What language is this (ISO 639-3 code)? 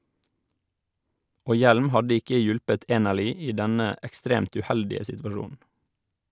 nor